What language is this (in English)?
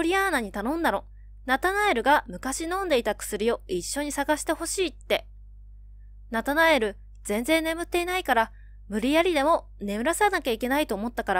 Japanese